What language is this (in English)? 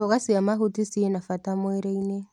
Kikuyu